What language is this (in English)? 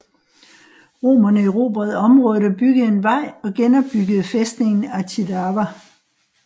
Danish